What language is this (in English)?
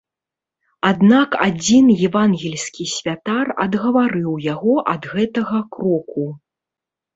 Belarusian